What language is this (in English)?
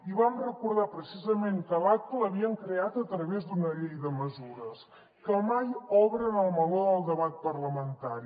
Catalan